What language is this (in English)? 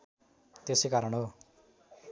Nepali